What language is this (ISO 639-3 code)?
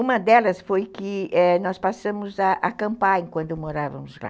por